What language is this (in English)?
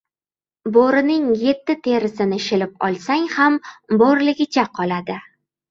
Uzbek